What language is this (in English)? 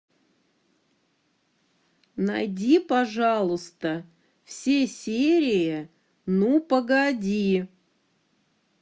Russian